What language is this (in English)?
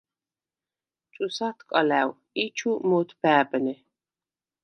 Svan